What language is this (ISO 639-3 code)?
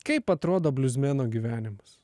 lit